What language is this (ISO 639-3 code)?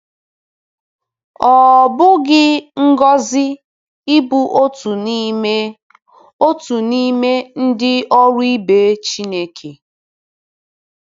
ibo